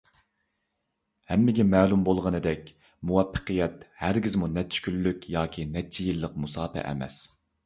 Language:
Uyghur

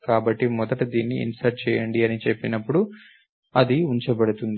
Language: Telugu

